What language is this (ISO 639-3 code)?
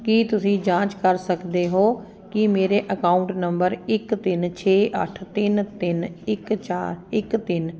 pan